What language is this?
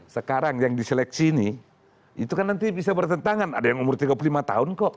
Indonesian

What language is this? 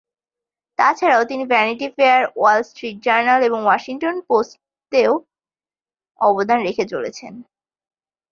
Bangla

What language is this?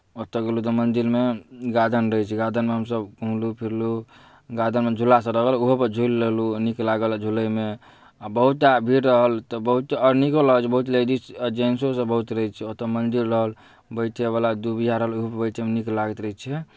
Maithili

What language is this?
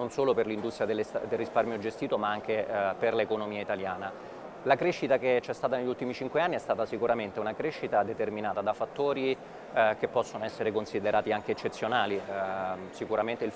Italian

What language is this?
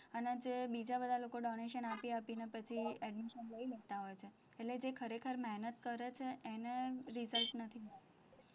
Gujarati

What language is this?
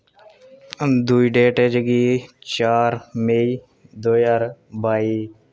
Dogri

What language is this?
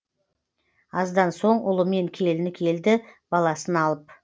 Kazakh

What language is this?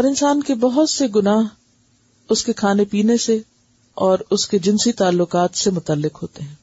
Urdu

